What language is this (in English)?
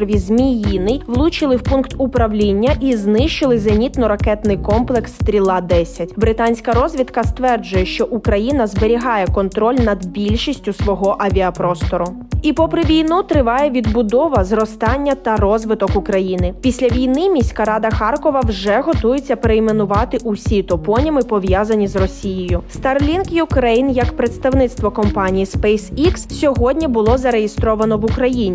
Ukrainian